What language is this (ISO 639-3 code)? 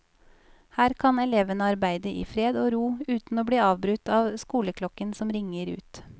nor